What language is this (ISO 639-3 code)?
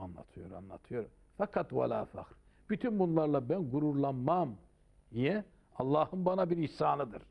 tur